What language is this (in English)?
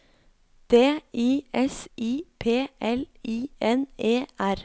Norwegian